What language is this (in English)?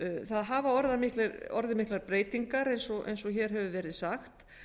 Icelandic